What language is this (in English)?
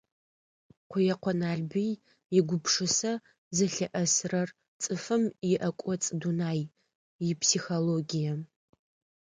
Adyghe